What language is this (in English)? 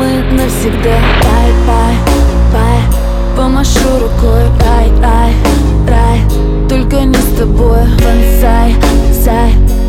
Ukrainian